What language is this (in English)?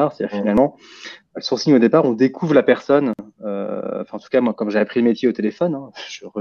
French